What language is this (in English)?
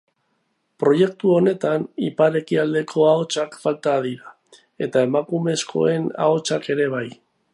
Basque